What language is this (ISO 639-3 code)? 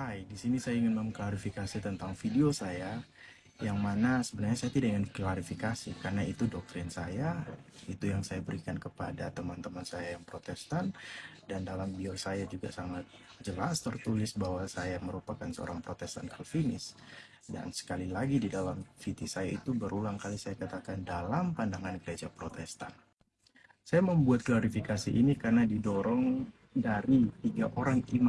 ind